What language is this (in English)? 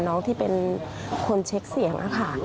Thai